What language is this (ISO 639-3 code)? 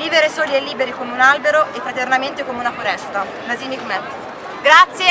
ita